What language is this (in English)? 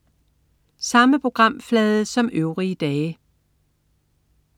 Danish